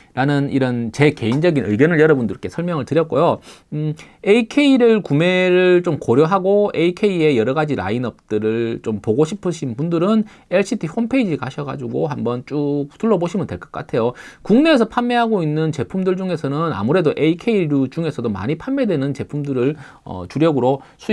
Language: Korean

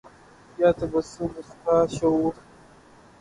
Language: Urdu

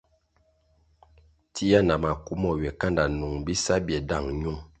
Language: Kwasio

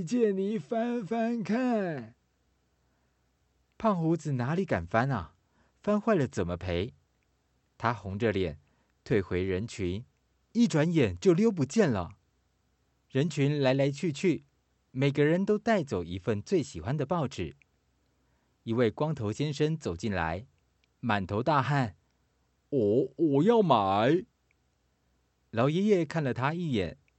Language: Chinese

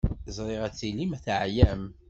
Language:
Kabyle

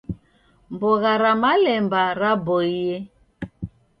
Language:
Taita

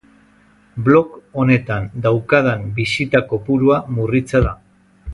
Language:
Basque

